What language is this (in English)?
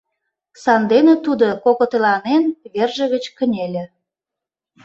Mari